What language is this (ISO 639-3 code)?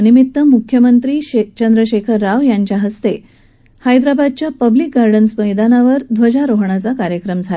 mar